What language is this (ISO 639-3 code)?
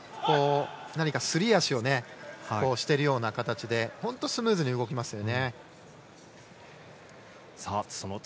jpn